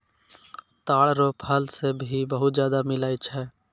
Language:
Maithili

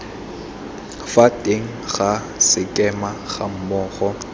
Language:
Tswana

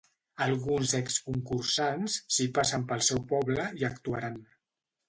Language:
Catalan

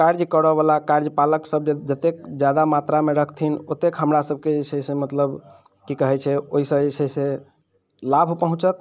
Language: Maithili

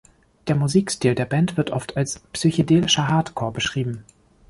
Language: German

